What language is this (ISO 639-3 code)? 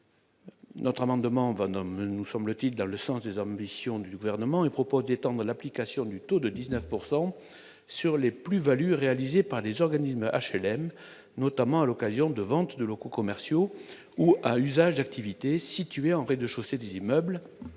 fra